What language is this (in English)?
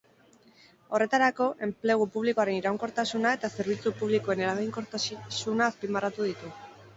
Basque